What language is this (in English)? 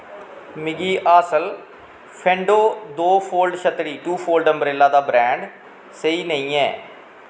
Dogri